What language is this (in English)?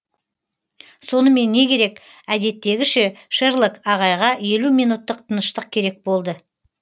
Kazakh